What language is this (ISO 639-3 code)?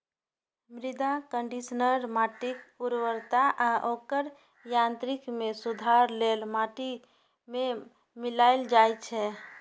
mai